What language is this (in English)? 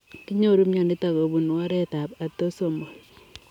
Kalenjin